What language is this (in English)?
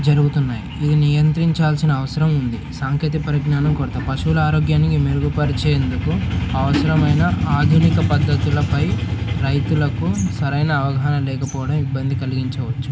Telugu